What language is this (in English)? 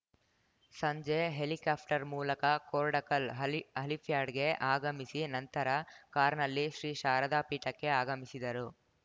Kannada